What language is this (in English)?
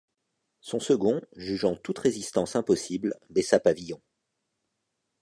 French